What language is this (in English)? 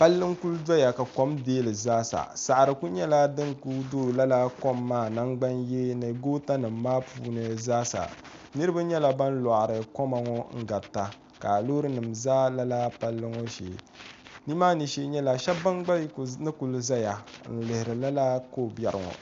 Dagbani